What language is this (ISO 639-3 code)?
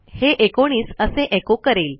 mar